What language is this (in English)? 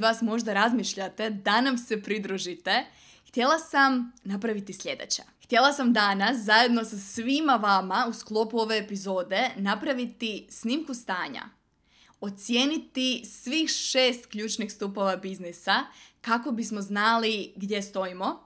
Croatian